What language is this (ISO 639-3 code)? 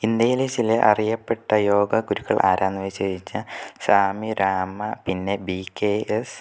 mal